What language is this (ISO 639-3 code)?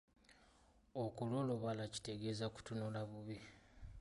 lug